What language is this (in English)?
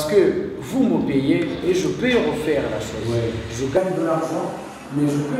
French